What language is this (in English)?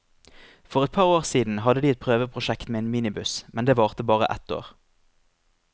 Norwegian